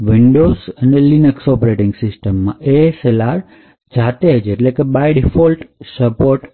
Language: Gujarati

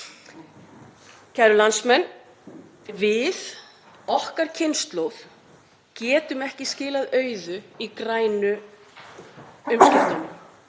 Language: Icelandic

